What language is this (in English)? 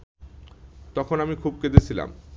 Bangla